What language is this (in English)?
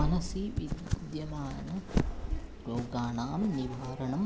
Sanskrit